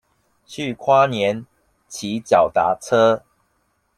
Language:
Chinese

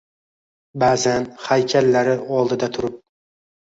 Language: Uzbek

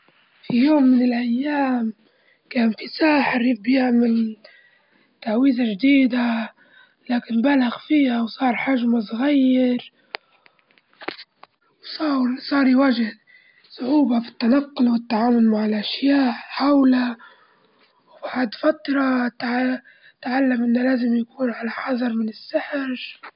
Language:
Libyan Arabic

